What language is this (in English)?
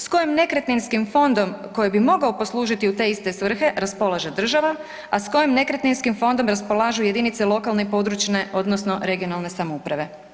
Croatian